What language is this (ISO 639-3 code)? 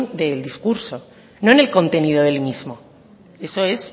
spa